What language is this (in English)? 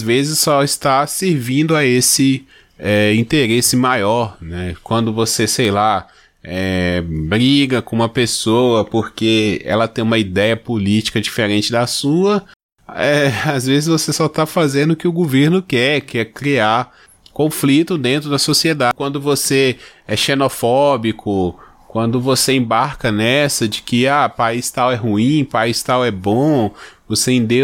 Portuguese